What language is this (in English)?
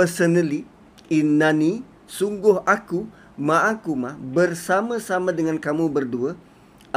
Malay